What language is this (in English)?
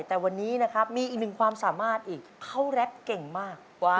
Thai